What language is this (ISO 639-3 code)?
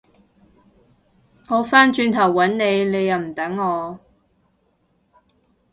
yue